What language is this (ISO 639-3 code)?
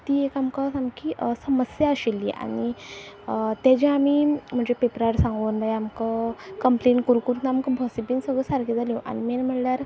kok